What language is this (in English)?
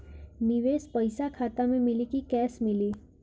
Bhojpuri